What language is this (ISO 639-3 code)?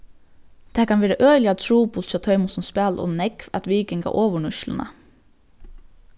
fao